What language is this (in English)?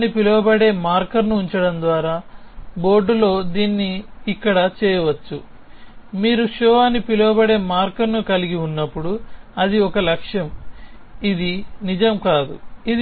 Telugu